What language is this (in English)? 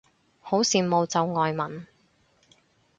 Cantonese